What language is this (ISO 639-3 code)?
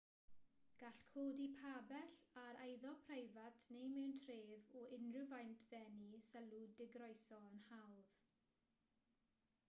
cym